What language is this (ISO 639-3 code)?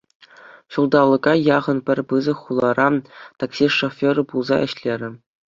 chv